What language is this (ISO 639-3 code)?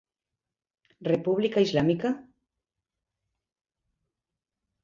glg